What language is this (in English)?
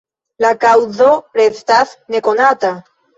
Esperanto